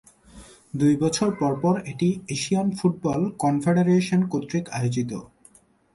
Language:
Bangla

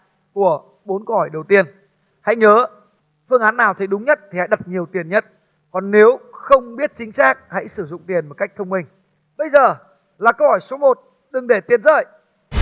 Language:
Vietnamese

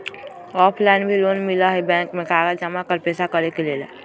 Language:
Magahi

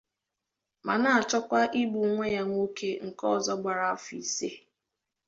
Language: Igbo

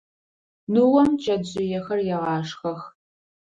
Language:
Adyghe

